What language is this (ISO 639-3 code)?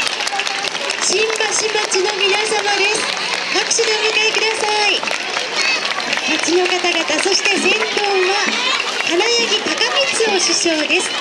jpn